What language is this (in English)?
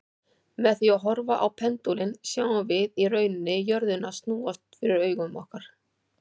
Icelandic